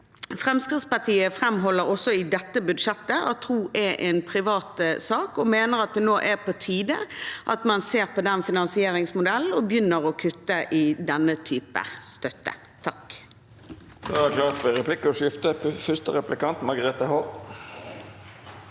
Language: Norwegian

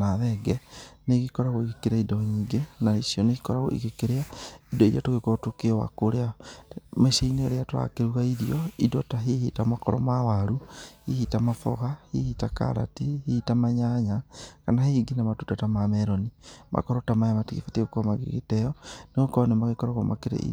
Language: Kikuyu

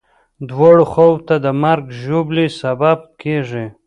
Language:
Pashto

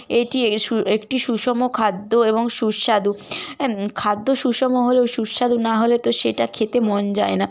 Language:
Bangla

